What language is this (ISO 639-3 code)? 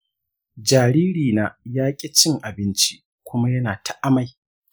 hau